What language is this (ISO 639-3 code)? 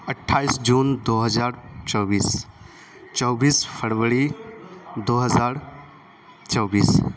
urd